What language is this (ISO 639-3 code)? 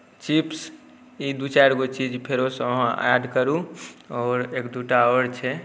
mai